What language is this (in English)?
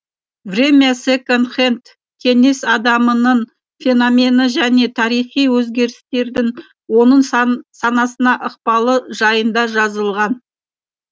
Kazakh